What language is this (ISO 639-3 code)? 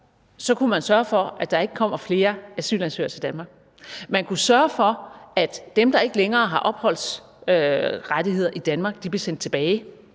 dan